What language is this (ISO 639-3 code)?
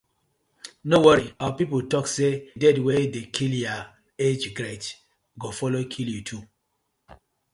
pcm